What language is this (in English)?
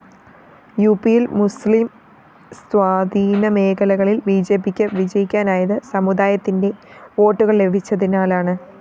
Malayalam